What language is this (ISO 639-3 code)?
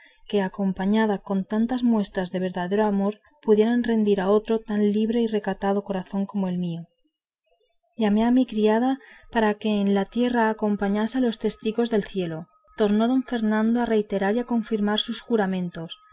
spa